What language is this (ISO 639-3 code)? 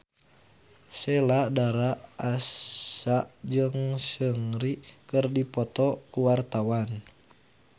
sun